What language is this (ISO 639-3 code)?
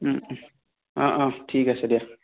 asm